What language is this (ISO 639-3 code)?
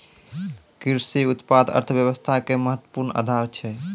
mai